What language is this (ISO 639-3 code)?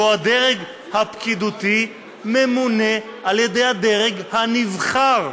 heb